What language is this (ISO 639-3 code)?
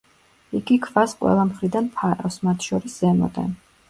kat